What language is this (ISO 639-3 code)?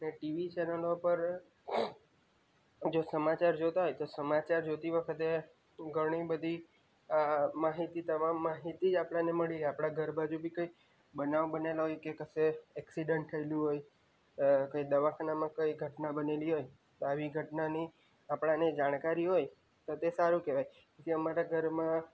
guj